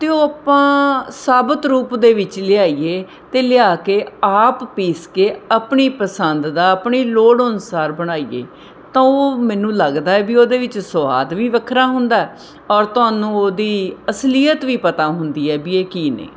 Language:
Punjabi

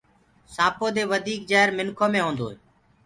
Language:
Gurgula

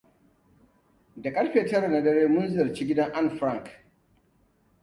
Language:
Hausa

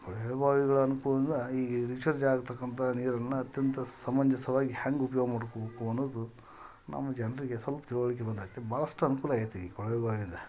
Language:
Kannada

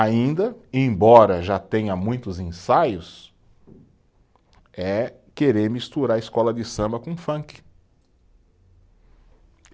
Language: Portuguese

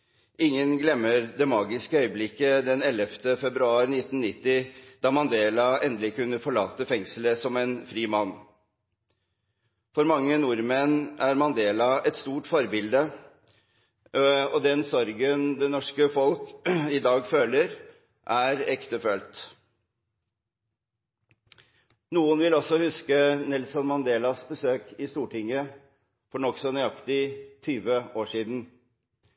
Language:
Norwegian Bokmål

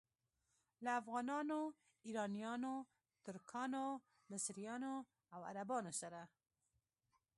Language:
Pashto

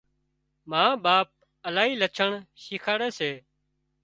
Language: Wadiyara Koli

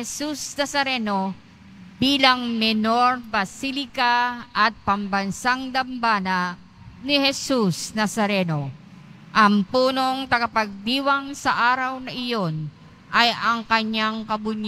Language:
Filipino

